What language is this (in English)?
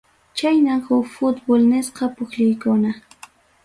Ayacucho Quechua